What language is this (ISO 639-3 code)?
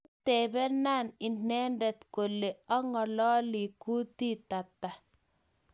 kln